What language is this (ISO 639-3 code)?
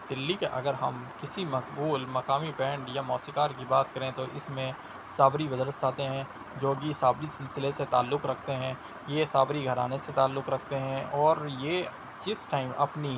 urd